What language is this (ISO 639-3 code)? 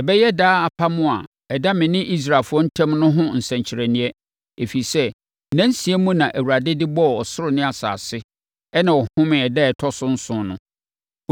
aka